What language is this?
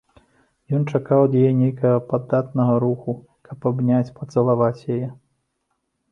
Belarusian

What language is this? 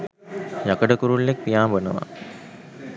Sinhala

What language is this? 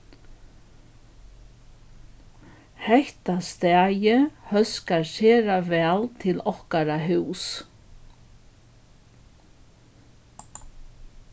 Faroese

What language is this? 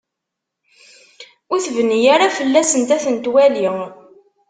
Kabyle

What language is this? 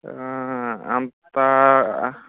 Telugu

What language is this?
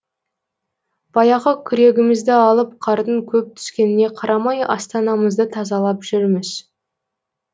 Kazakh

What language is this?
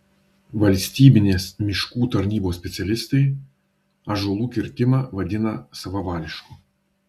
Lithuanian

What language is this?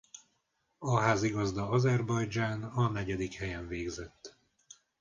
Hungarian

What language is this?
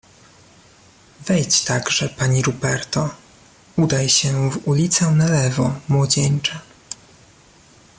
Polish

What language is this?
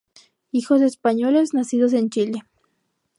Spanish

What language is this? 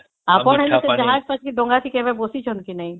Odia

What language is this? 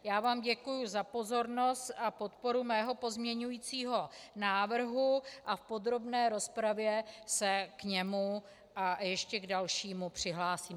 Czech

